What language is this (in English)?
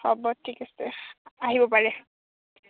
Assamese